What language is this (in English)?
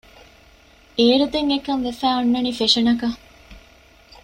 Divehi